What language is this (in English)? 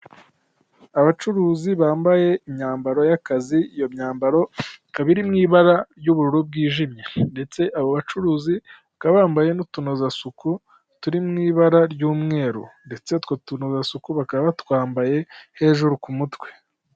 Kinyarwanda